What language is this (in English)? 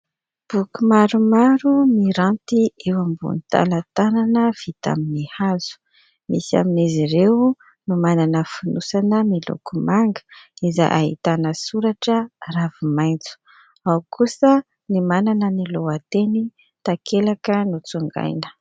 Malagasy